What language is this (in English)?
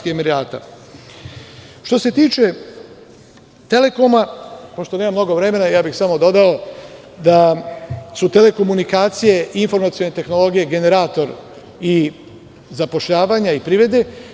Serbian